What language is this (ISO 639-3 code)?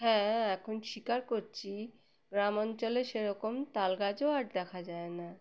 ben